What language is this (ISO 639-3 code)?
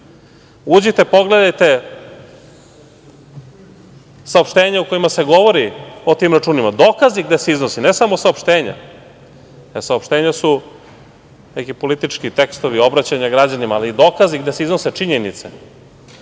srp